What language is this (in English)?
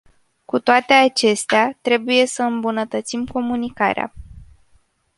Romanian